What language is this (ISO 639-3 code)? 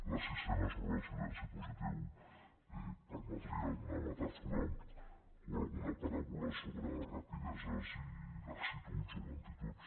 cat